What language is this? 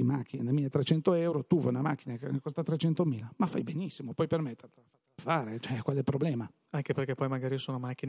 Italian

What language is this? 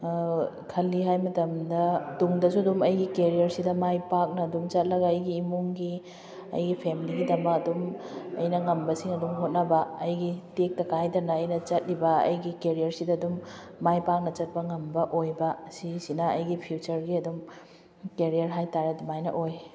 Manipuri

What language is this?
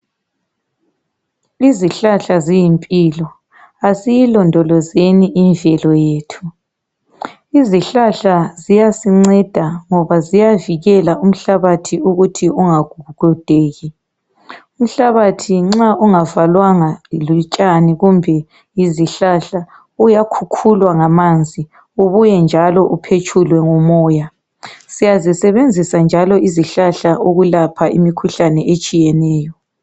North Ndebele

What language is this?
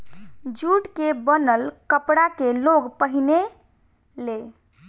Bhojpuri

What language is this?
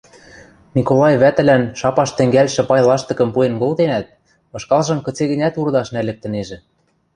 Western Mari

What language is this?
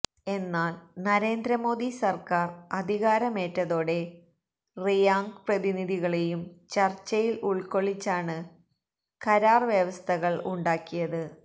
Malayalam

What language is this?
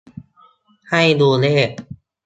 Thai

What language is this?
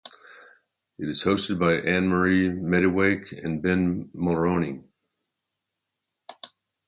English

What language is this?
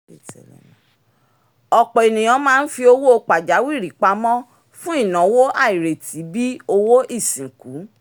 Yoruba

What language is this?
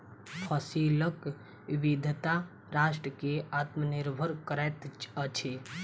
Maithili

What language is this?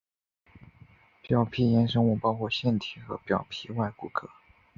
Chinese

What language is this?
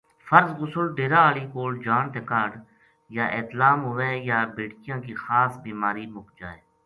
Gujari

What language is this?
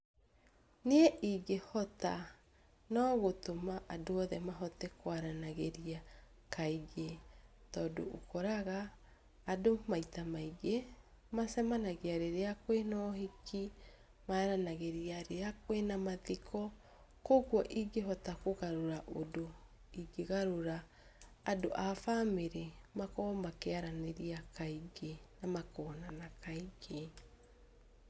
Kikuyu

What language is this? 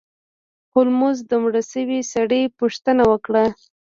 Pashto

